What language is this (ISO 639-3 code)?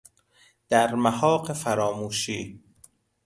fas